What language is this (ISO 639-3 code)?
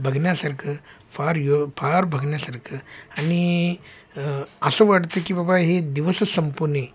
mar